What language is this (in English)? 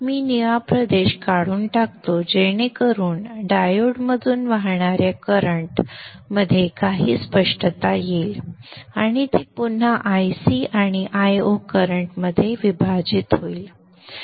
Marathi